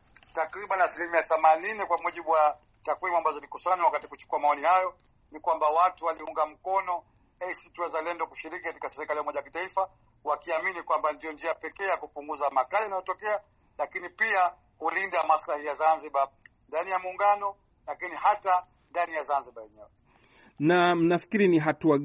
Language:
Swahili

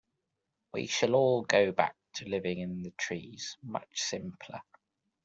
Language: English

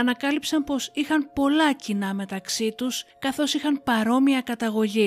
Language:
Greek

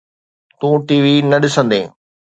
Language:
Sindhi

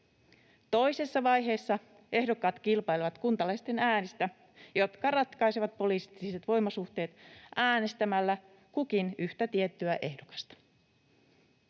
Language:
Finnish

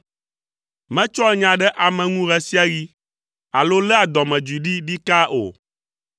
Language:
Ewe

